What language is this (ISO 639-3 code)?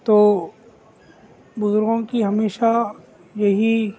urd